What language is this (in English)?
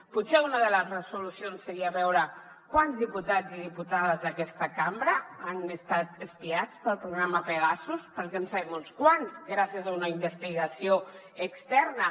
Catalan